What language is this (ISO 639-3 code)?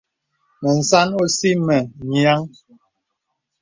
beb